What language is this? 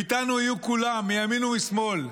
Hebrew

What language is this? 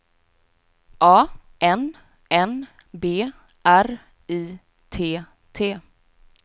Swedish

